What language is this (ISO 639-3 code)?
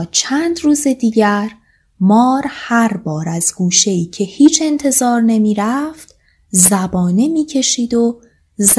fas